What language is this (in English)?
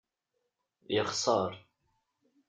Kabyle